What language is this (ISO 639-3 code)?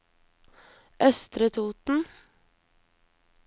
nor